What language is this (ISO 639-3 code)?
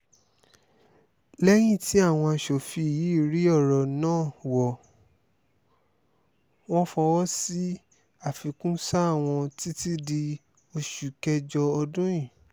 yor